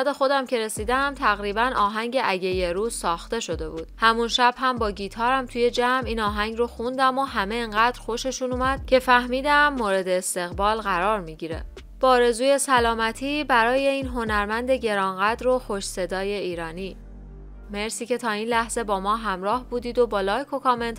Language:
Persian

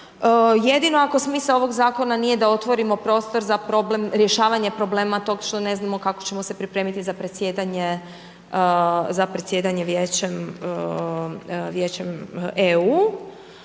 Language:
Croatian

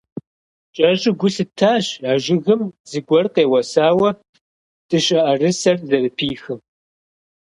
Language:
Kabardian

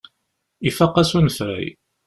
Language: Kabyle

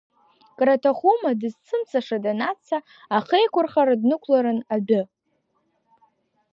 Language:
Abkhazian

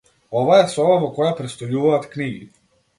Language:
Macedonian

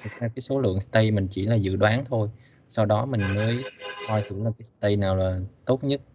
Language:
Vietnamese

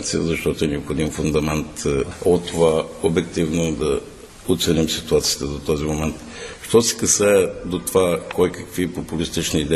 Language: Bulgarian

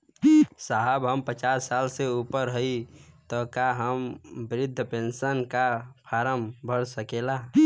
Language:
Bhojpuri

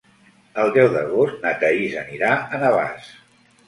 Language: Catalan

